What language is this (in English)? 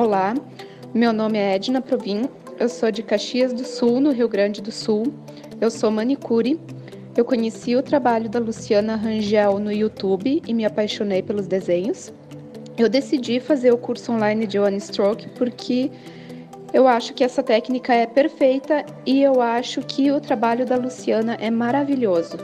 Portuguese